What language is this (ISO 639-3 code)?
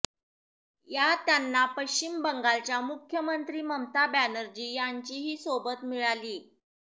mar